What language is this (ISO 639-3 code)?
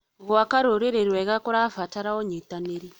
kik